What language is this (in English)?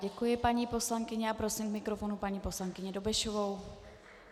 Czech